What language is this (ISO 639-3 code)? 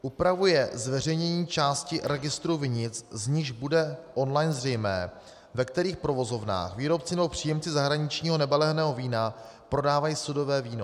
ces